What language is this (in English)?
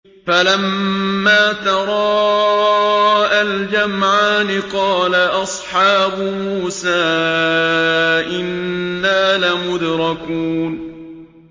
Arabic